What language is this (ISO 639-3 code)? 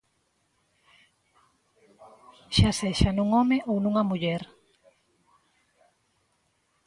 glg